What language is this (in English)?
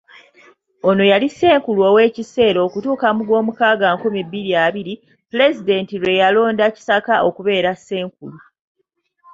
Ganda